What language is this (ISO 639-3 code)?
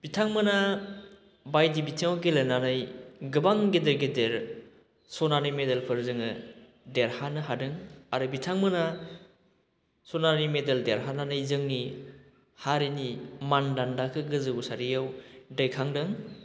brx